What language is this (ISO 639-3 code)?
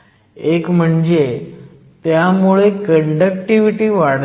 mar